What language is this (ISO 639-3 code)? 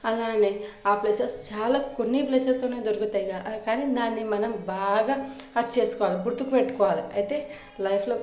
tel